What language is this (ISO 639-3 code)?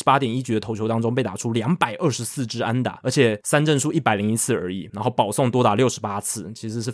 zho